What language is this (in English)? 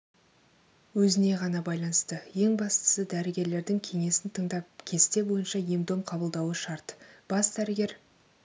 Kazakh